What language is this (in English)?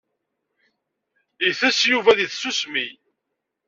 Kabyle